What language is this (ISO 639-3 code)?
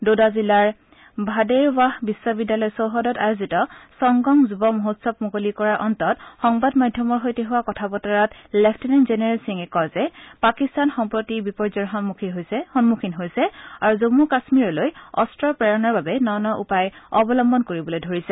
asm